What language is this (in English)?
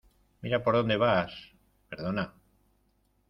Spanish